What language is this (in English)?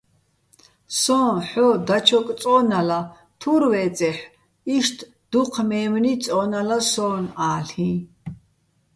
Bats